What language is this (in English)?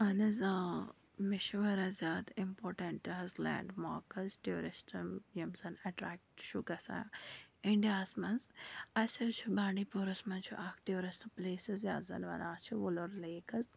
Kashmiri